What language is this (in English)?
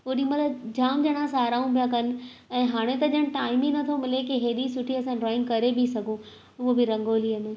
Sindhi